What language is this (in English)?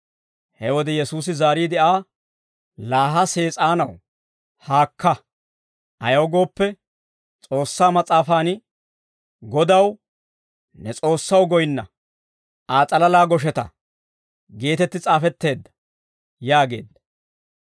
Dawro